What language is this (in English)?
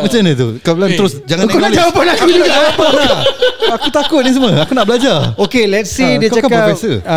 Malay